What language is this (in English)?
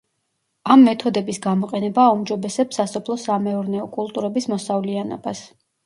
Georgian